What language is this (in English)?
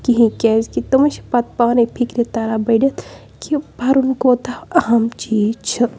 Kashmiri